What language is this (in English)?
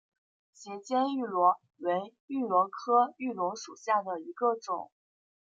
Chinese